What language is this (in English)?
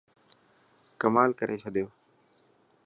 Dhatki